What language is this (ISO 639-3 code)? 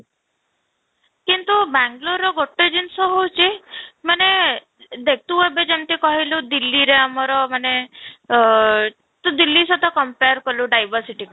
ori